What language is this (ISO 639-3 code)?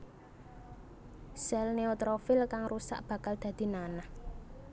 jav